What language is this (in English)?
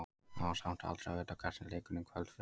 Icelandic